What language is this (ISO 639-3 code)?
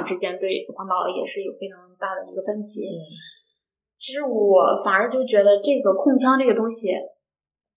zho